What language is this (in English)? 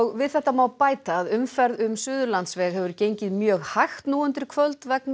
Icelandic